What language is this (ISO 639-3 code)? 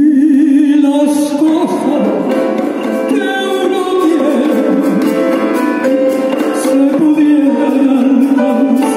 ara